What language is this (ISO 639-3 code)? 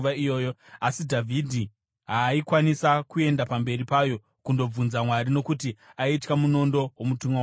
sna